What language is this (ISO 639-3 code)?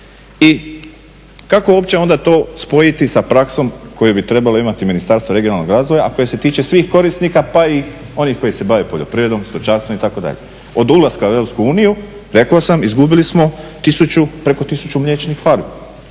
hrv